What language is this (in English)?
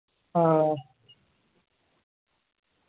Dogri